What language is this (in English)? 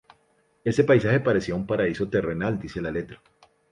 Spanish